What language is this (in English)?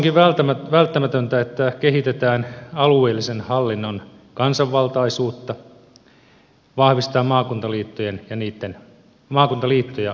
Finnish